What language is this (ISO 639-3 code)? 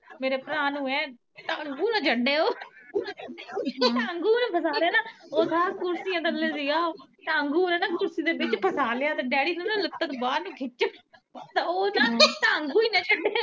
pan